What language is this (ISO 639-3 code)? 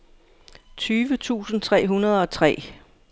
dan